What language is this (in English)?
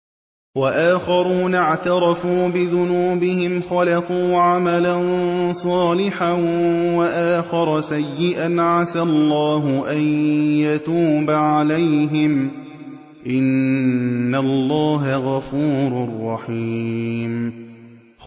Arabic